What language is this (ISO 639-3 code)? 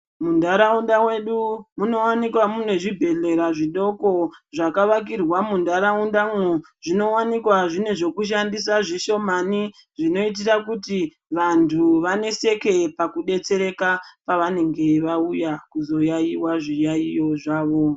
ndc